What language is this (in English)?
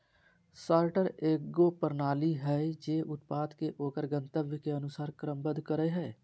Magahi